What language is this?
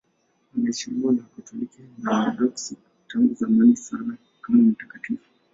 Swahili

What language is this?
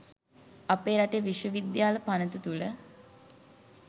Sinhala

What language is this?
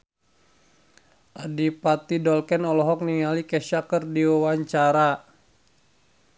Sundanese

